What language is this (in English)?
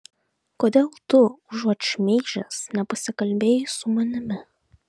Lithuanian